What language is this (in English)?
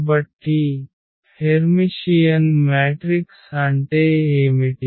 Telugu